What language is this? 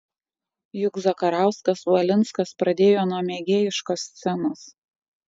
Lithuanian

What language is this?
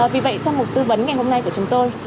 Vietnamese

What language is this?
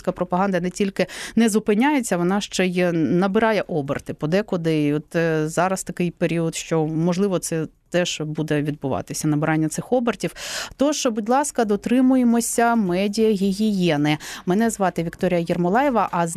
Ukrainian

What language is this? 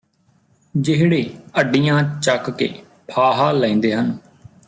Punjabi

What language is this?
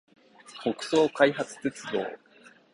Japanese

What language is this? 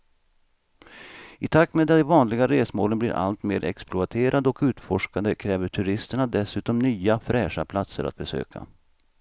Swedish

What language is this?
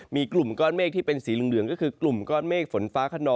Thai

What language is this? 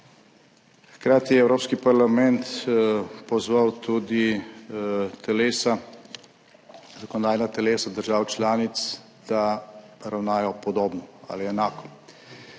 Slovenian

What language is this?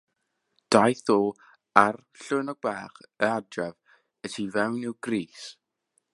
Welsh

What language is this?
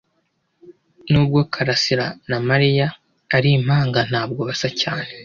Kinyarwanda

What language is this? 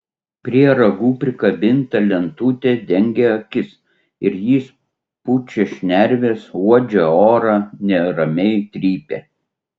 Lithuanian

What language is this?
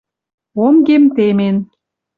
Western Mari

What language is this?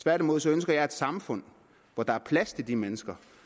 Danish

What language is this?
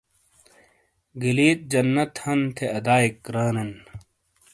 Shina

